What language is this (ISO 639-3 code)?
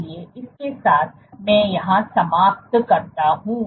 hin